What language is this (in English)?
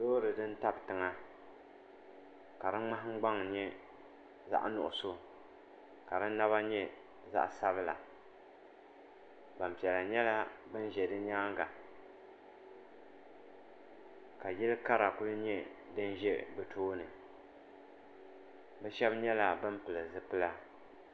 Dagbani